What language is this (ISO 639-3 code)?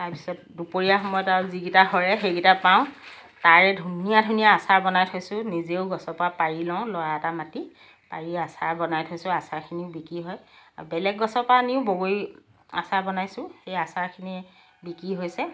asm